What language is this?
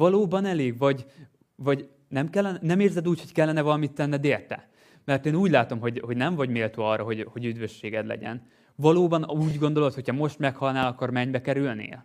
Hungarian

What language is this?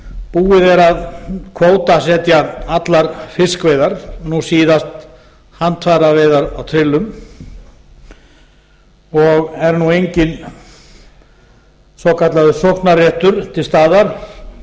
Icelandic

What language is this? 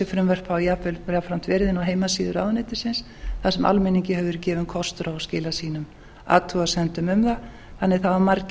Icelandic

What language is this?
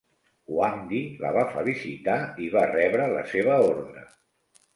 Catalan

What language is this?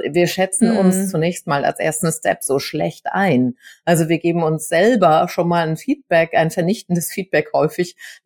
German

